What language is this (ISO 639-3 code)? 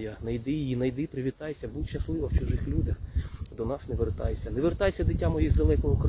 ukr